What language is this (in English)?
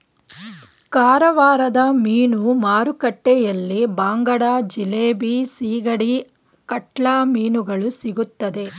Kannada